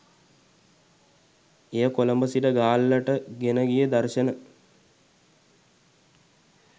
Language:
Sinhala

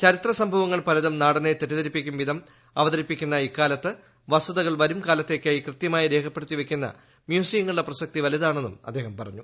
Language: Malayalam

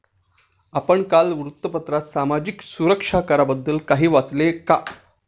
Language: Marathi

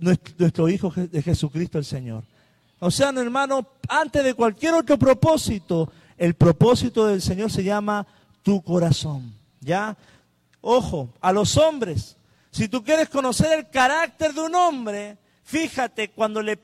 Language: Spanish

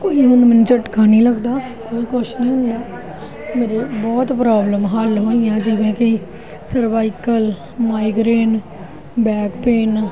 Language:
Punjabi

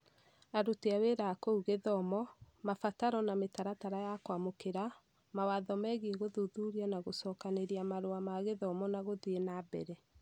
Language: Kikuyu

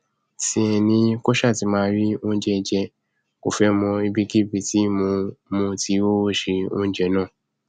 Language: Yoruba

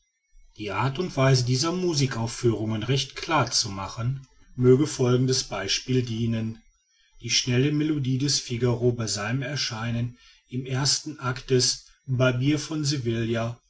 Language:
German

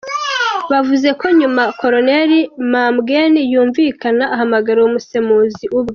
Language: Kinyarwanda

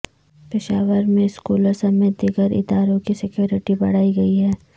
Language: Urdu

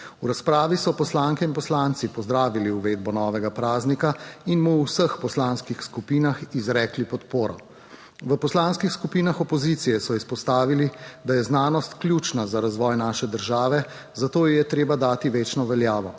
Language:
Slovenian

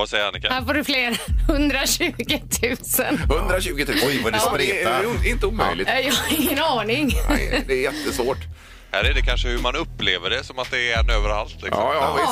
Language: Swedish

